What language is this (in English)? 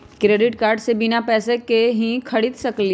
Magahi